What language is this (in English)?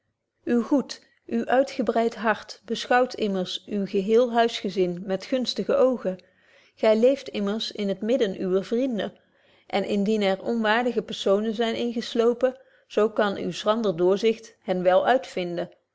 Dutch